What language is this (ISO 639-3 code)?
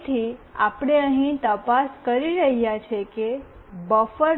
guj